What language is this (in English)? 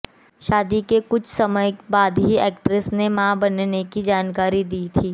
Hindi